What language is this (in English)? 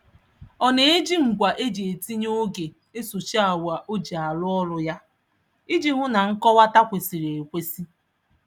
Igbo